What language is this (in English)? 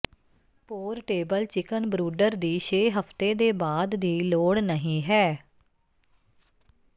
Punjabi